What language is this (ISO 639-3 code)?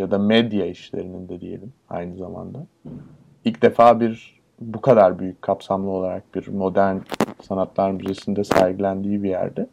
tur